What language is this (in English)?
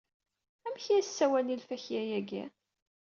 Kabyle